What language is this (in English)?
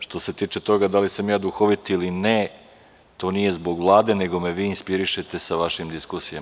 Serbian